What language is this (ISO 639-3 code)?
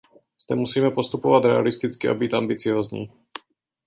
ces